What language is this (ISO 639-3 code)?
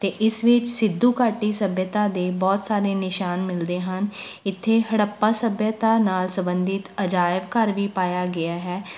pan